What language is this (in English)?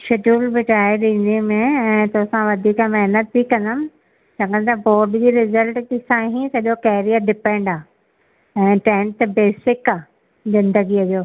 Sindhi